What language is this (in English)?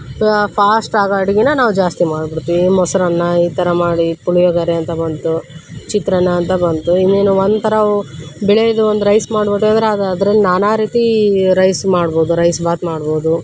Kannada